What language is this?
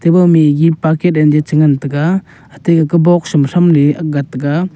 Wancho Naga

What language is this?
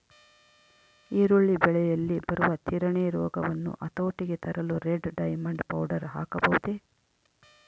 Kannada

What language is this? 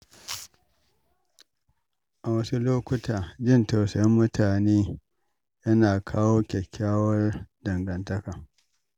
Hausa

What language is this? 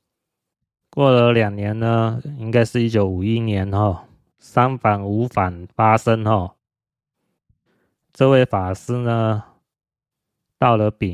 Chinese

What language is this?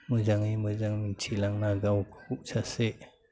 Bodo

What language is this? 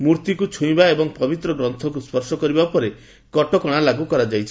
Odia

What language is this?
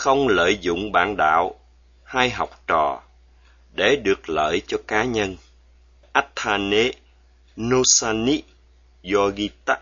Vietnamese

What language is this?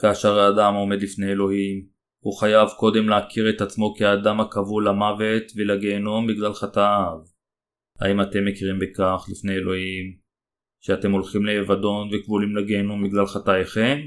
Hebrew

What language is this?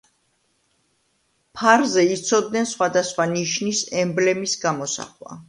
Georgian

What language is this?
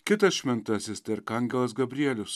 Lithuanian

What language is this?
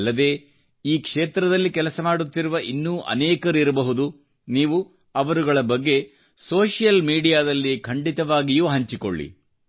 Kannada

